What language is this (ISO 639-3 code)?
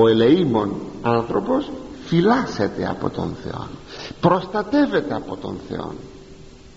ell